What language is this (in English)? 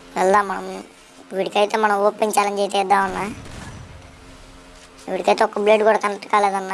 Turkish